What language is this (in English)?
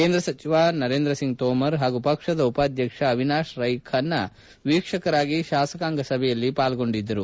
Kannada